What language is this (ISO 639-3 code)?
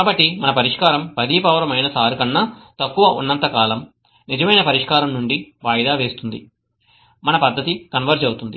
tel